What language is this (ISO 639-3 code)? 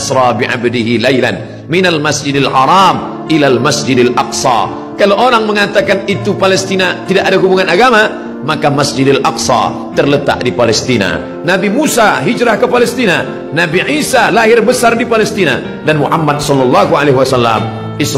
ind